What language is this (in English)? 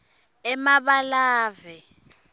Swati